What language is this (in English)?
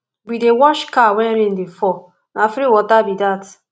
Nigerian Pidgin